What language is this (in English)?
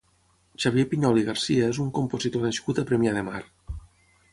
Catalan